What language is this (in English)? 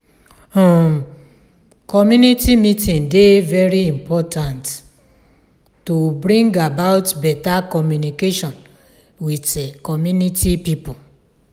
Nigerian Pidgin